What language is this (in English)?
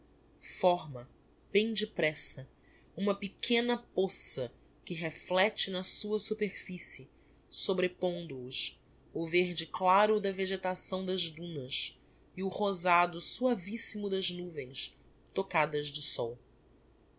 Portuguese